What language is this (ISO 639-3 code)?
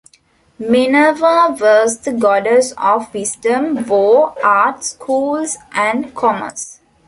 eng